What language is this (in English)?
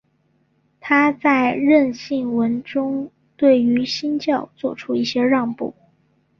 Chinese